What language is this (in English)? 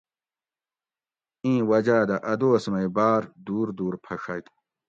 Gawri